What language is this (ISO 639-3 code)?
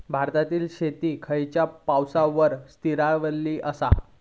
mar